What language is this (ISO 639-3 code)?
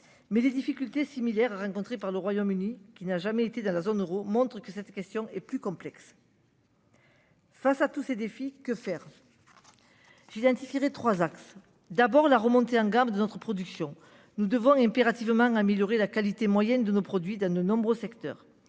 fra